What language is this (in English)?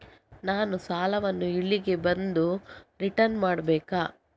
Kannada